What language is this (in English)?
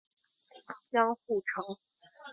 Chinese